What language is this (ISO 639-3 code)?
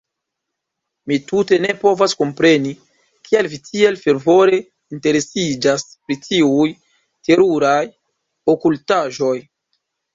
epo